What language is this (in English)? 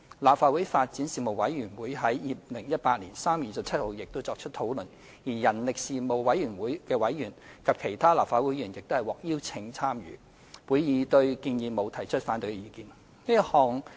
Cantonese